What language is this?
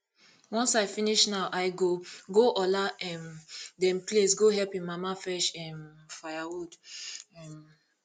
Nigerian Pidgin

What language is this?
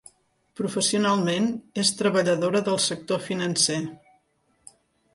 Catalan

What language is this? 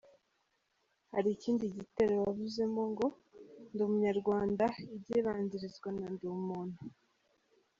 Kinyarwanda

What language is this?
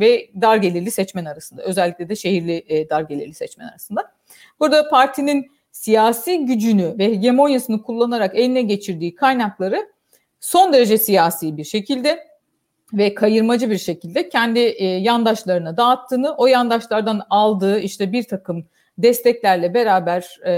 Turkish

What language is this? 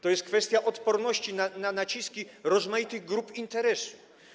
Polish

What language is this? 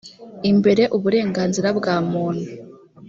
Kinyarwanda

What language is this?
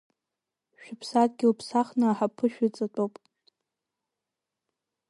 Abkhazian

